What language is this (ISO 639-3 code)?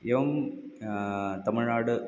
san